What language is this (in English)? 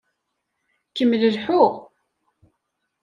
Kabyle